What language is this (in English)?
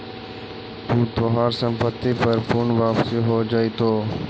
Magahi